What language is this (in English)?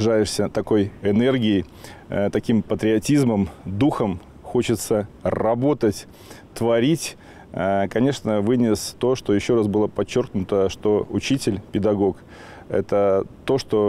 Russian